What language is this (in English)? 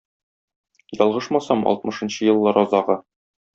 Tatar